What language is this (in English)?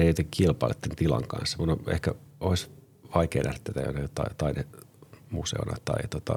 Finnish